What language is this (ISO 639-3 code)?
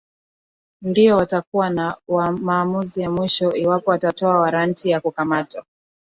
swa